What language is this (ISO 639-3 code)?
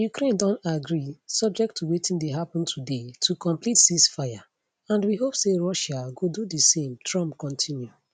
pcm